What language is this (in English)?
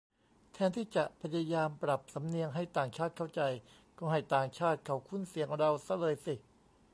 Thai